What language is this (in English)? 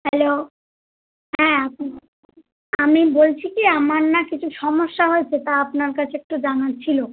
Bangla